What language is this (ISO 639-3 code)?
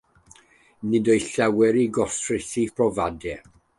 cym